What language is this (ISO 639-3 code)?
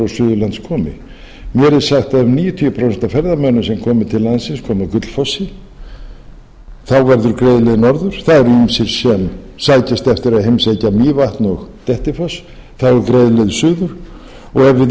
isl